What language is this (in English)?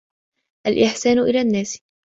Arabic